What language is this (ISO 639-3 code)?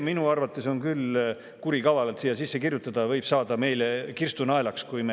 est